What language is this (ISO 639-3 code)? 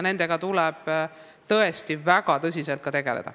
est